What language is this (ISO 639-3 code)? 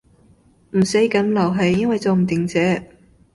yue